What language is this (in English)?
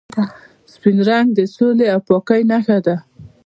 Pashto